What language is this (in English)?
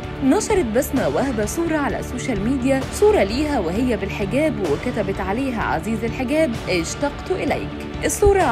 Arabic